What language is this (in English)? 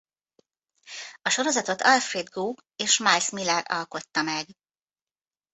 Hungarian